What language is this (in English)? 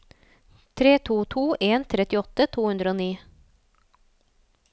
Norwegian